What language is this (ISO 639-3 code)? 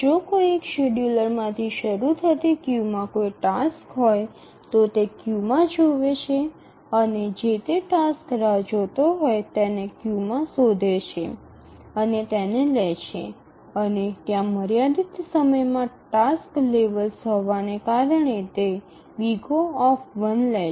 guj